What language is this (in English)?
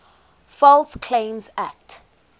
English